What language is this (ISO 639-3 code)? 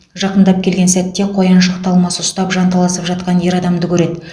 kaz